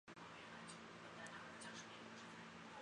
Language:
Chinese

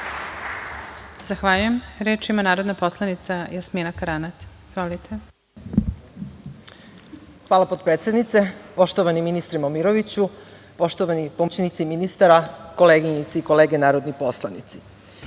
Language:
Serbian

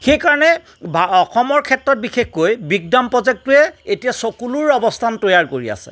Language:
Assamese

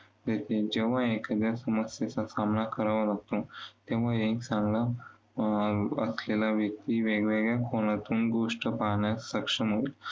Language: Marathi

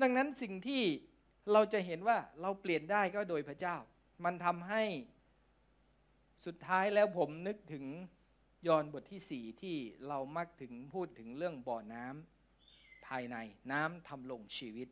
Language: Thai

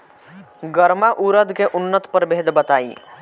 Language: Bhojpuri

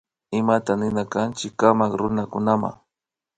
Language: Imbabura Highland Quichua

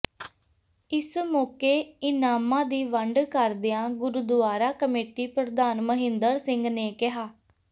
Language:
Punjabi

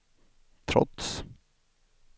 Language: Swedish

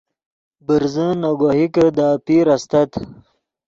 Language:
Yidgha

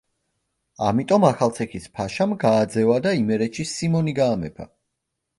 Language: Georgian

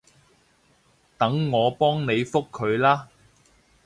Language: Cantonese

